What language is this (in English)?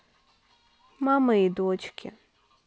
Russian